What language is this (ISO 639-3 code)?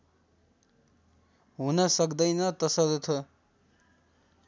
nep